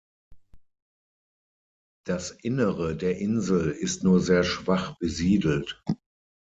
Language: German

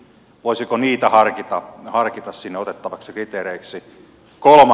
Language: Finnish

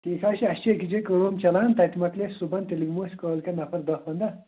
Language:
Kashmiri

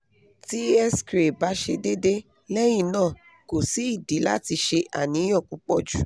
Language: Yoruba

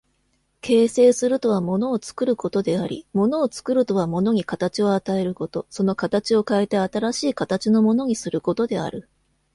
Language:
Japanese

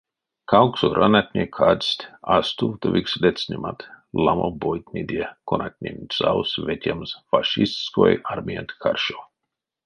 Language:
Erzya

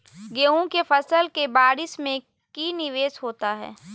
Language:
Magahi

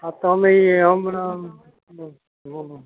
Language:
Gujarati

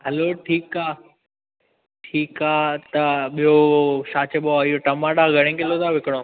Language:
Sindhi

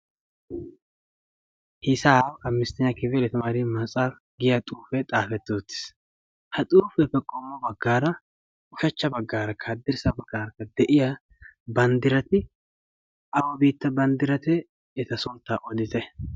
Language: Wolaytta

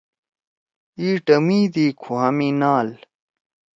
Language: Torwali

